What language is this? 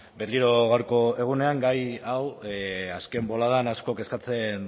Basque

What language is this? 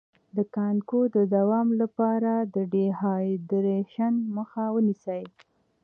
Pashto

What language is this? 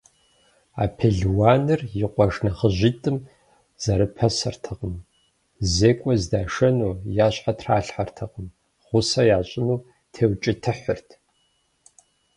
Kabardian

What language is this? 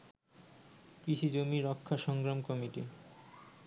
Bangla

